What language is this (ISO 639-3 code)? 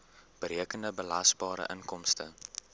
afr